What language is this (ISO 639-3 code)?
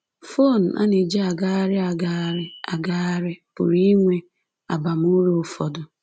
ibo